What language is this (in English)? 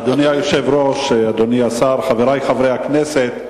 Hebrew